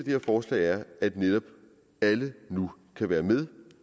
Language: Danish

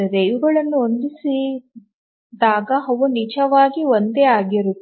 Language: Kannada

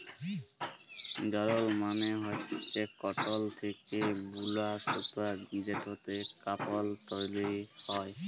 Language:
Bangla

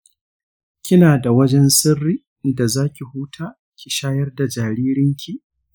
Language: Hausa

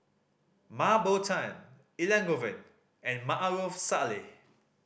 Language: English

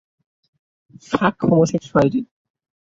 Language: Bangla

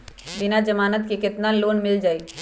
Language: Magahi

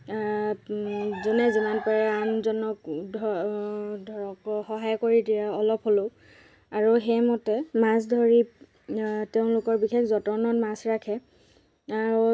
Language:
Assamese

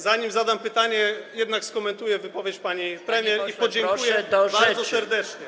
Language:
Polish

